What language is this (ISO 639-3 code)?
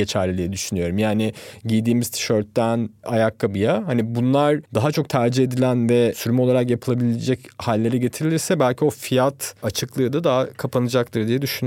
tur